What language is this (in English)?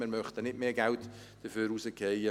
Swiss German